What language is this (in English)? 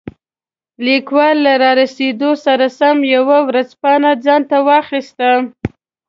Pashto